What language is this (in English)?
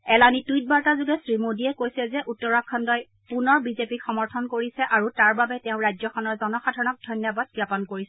Assamese